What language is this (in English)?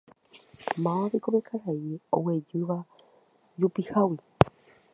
Guarani